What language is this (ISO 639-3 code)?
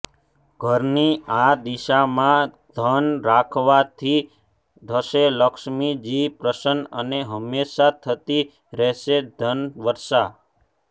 guj